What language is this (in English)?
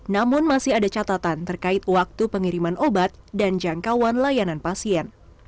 Indonesian